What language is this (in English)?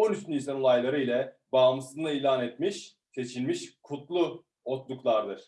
Turkish